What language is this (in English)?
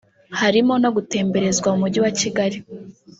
Kinyarwanda